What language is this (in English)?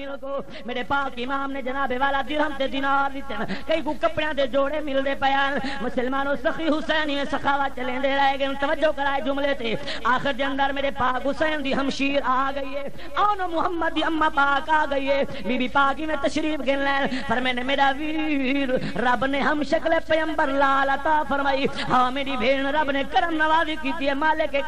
Hindi